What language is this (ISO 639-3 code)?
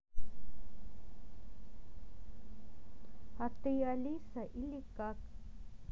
rus